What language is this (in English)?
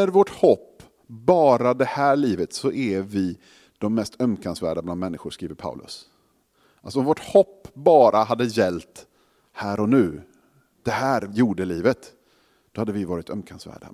Swedish